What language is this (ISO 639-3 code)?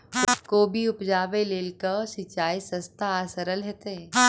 mai